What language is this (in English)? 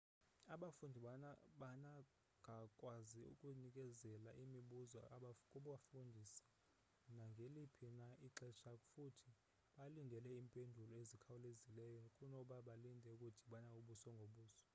Xhosa